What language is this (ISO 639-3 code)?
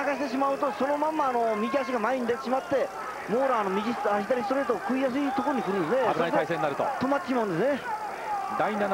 jpn